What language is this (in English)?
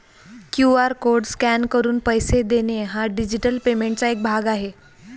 Marathi